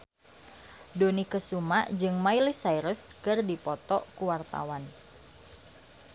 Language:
Sundanese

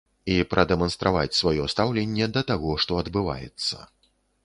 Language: Belarusian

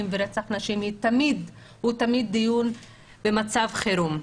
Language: Hebrew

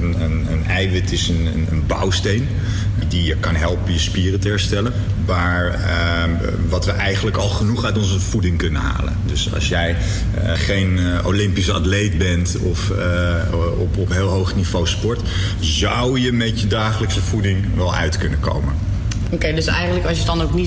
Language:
Dutch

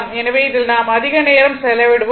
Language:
Tamil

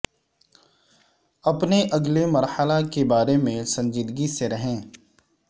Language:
Urdu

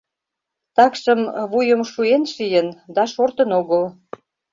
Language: Mari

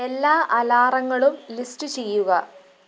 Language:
Malayalam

